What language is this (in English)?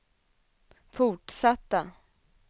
Swedish